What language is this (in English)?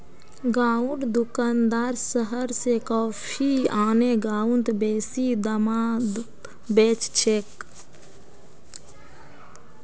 Magahi